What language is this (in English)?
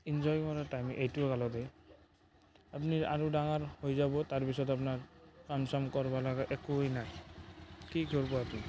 Assamese